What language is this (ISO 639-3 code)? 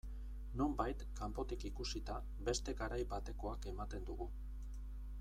eus